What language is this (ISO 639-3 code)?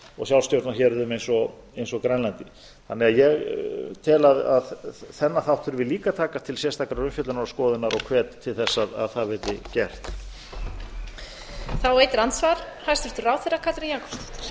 isl